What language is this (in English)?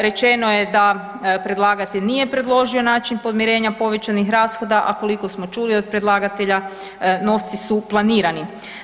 Croatian